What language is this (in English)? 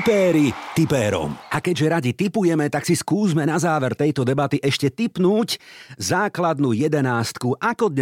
Slovak